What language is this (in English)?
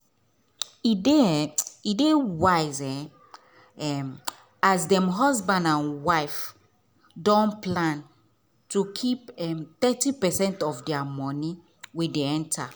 Nigerian Pidgin